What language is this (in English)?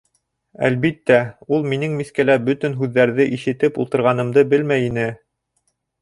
Bashkir